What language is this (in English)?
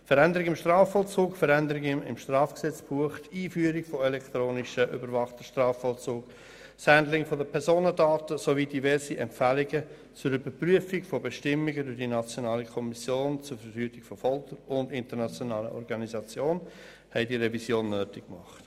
Swiss German